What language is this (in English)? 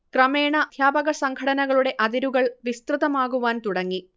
Malayalam